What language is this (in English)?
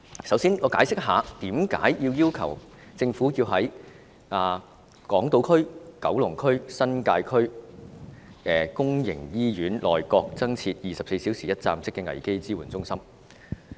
Cantonese